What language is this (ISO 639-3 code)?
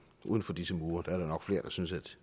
dan